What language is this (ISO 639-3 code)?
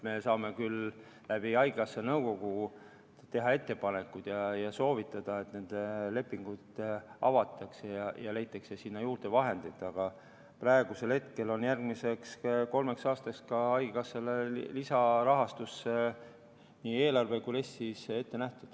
est